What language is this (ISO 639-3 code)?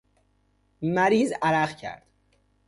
fas